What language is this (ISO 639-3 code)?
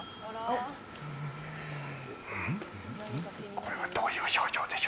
jpn